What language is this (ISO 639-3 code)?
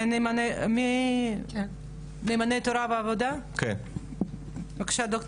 heb